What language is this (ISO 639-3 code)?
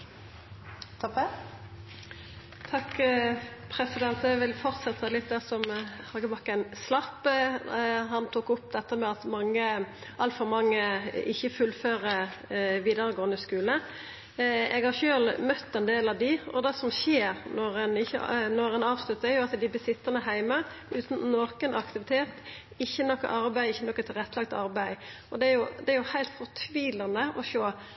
nno